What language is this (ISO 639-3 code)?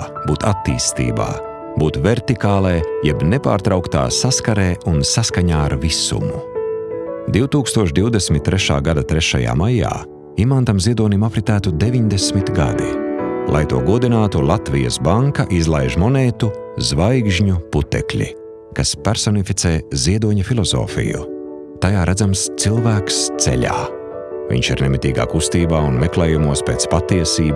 lav